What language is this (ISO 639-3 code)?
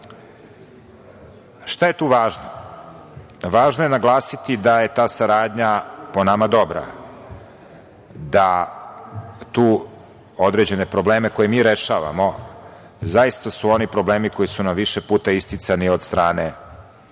srp